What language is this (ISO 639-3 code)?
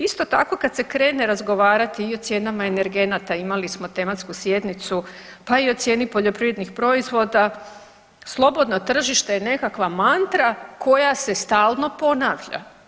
hrv